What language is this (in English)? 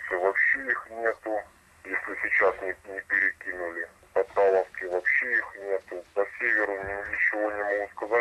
Ukrainian